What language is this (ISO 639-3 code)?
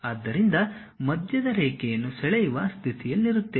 kan